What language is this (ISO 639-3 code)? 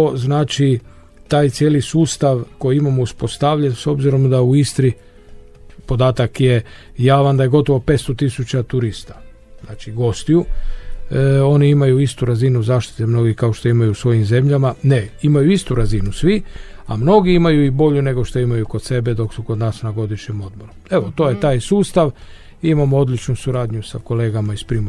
hrv